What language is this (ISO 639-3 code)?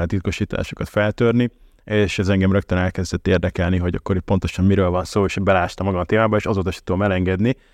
hun